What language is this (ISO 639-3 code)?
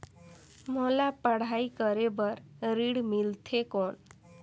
hne